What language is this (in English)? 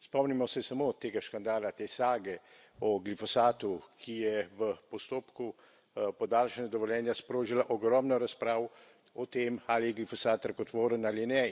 Slovenian